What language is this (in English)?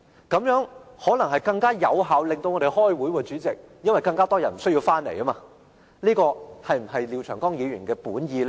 Cantonese